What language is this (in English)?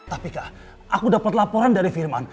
Indonesian